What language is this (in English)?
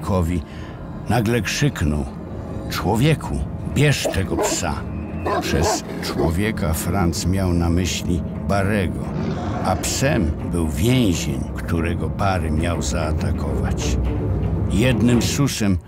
Polish